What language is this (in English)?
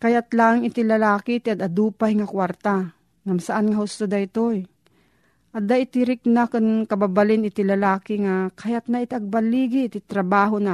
Filipino